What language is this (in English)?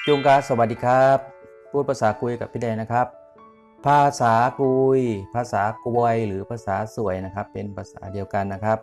Thai